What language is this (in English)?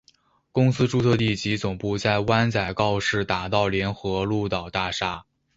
Chinese